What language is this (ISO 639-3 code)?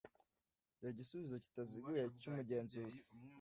kin